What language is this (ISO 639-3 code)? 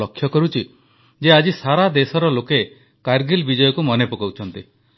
ori